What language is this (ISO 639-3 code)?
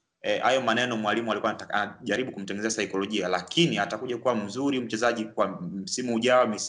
swa